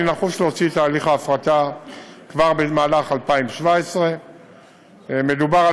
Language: Hebrew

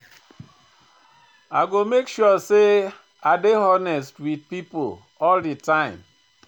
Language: Nigerian Pidgin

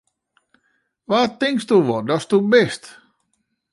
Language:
Western Frisian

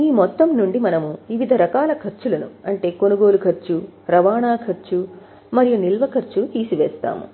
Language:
Telugu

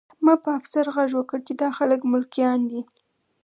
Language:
Pashto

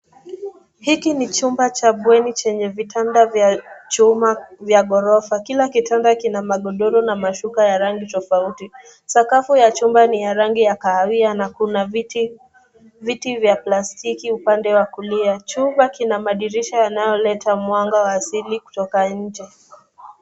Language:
Swahili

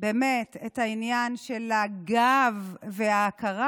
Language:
Hebrew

